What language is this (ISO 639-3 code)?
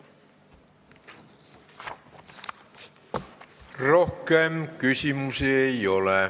est